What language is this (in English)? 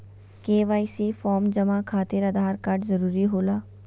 Magahi